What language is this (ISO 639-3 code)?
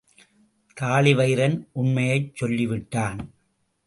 tam